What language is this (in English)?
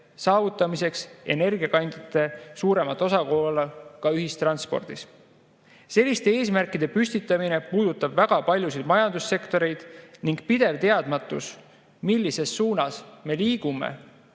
Estonian